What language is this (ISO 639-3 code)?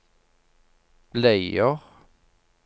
nor